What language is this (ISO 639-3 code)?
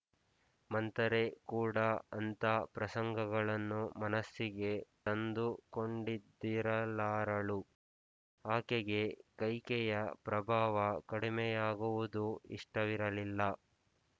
kan